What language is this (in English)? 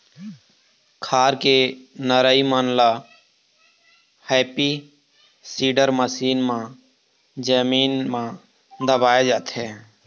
Chhattisgarhi